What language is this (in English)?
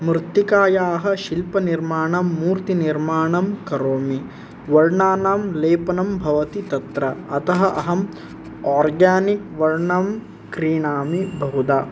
Sanskrit